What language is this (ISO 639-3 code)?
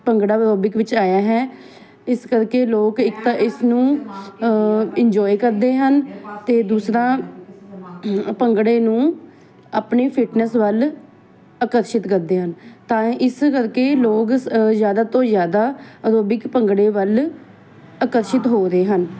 pan